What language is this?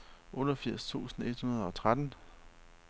Danish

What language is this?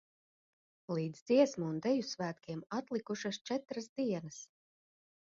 Latvian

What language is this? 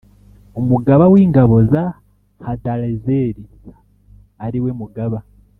Kinyarwanda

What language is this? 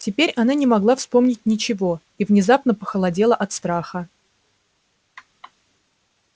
Russian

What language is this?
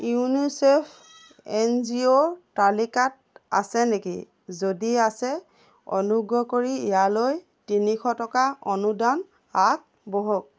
Assamese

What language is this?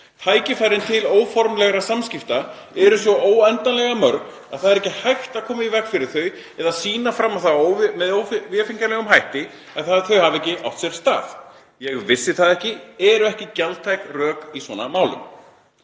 Icelandic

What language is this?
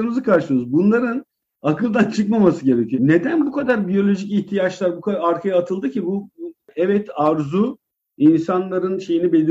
Turkish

